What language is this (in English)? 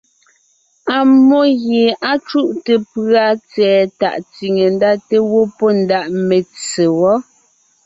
Ngiemboon